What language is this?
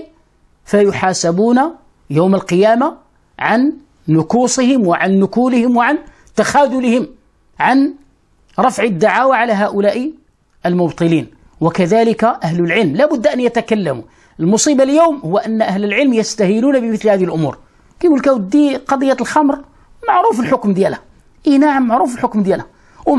Arabic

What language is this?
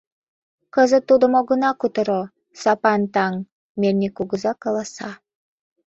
Mari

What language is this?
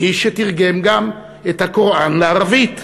Hebrew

